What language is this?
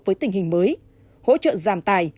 Vietnamese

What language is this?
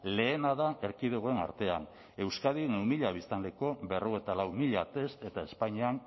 Basque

